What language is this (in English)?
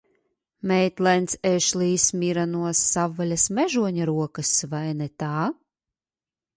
Latvian